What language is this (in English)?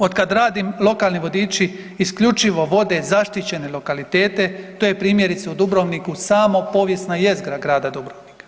Croatian